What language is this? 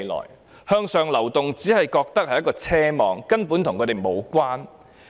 Cantonese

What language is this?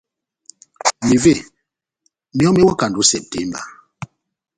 Batanga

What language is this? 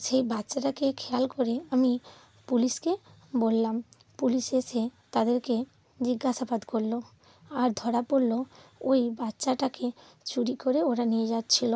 Bangla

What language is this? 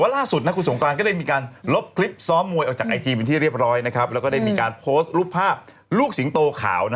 Thai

